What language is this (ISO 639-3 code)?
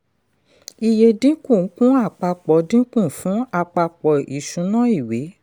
yor